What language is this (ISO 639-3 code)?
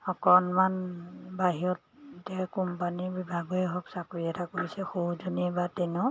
asm